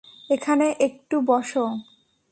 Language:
Bangla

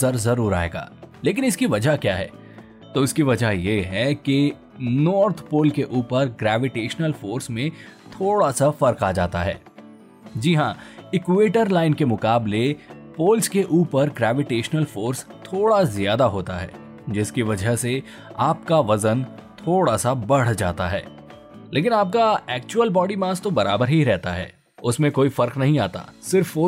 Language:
Hindi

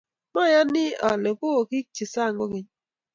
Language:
Kalenjin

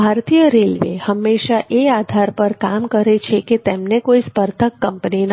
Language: Gujarati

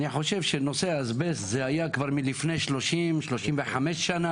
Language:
Hebrew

